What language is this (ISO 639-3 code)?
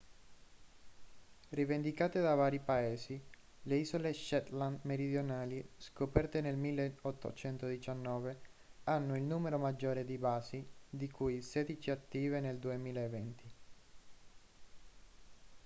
ita